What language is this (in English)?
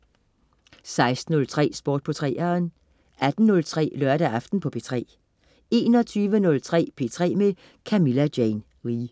Danish